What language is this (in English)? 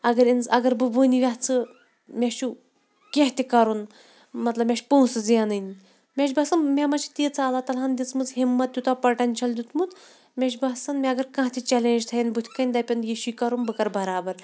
Kashmiri